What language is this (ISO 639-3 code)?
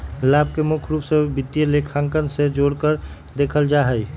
mag